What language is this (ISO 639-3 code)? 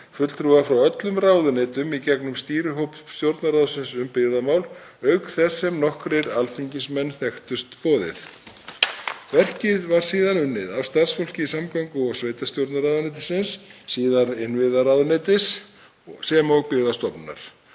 isl